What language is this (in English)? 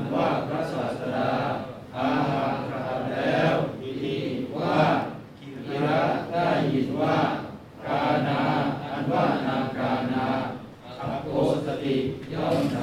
Thai